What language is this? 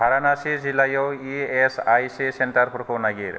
Bodo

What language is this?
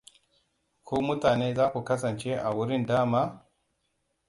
Hausa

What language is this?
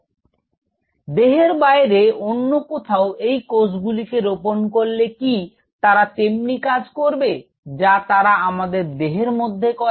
Bangla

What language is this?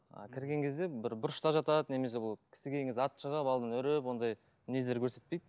Kazakh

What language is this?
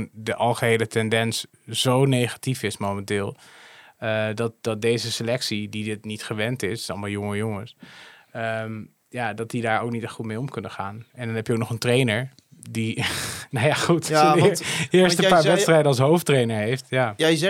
Dutch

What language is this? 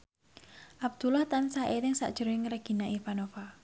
Javanese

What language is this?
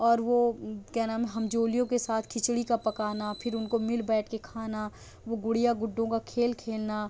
Urdu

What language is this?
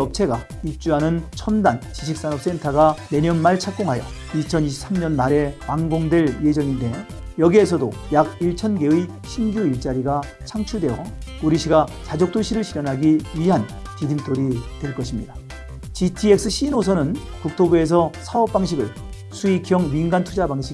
Korean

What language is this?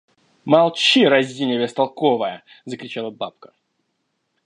Russian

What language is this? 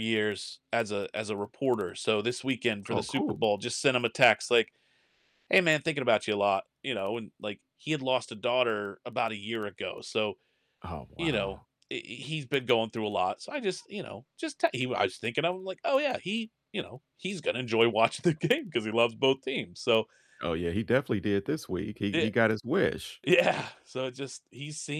English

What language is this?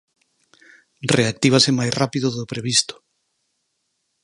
Galician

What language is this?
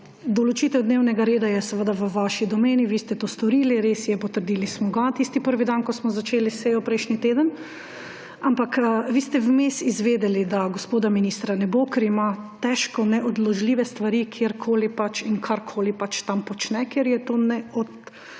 Slovenian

